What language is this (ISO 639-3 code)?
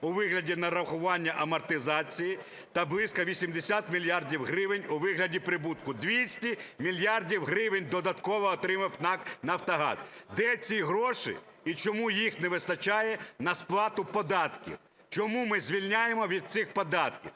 ukr